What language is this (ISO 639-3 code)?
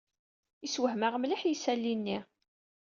kab